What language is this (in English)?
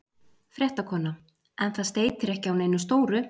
Icelandic